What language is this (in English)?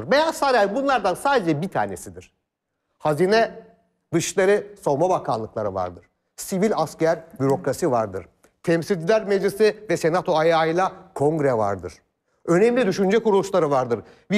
Turkish